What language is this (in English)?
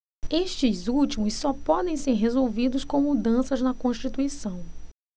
Portuguese